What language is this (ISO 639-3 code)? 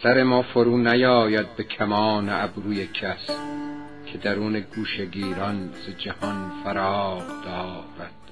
fas